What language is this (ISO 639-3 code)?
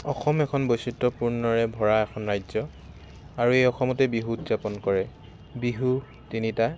asm